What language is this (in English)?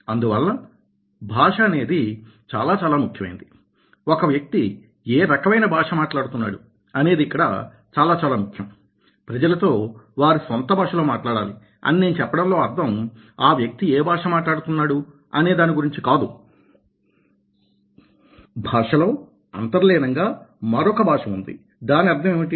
Telugu